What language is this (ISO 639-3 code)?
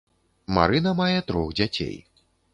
bel